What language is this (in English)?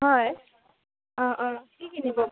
Assamese